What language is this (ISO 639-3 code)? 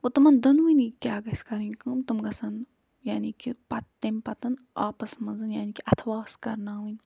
kas